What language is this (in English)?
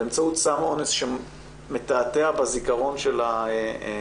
Hebrew